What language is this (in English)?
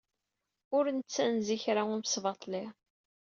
Kabyle